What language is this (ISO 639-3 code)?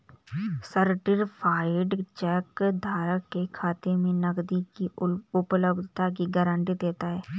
hin